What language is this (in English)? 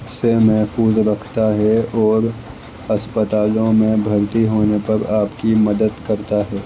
Urdu